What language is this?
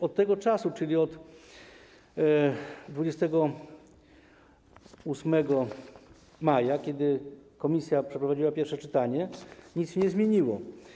Polish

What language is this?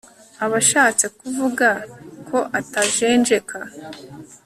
Kinyarwanda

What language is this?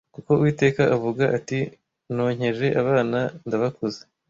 Kinyarwanda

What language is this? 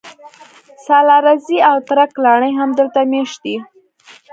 Pashto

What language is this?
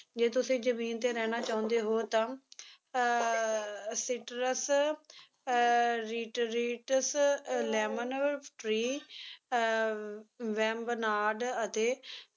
Punjabi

